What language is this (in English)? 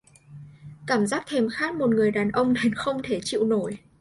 Vietnamese